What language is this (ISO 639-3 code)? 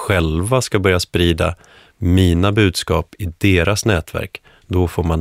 swe